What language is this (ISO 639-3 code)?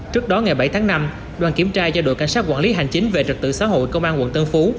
vie